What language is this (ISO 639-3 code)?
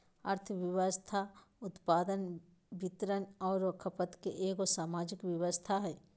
mag